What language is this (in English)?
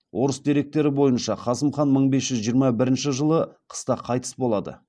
Kazakh